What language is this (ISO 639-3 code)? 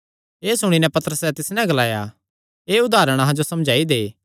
xnr